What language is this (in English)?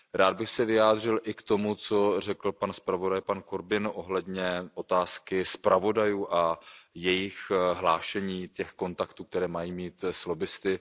Czech